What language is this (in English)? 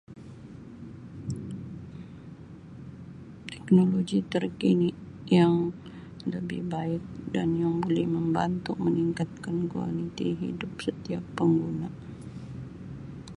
Sabah Malay